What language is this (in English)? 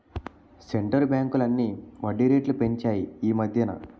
Telugu